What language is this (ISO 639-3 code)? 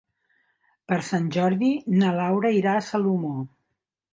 cat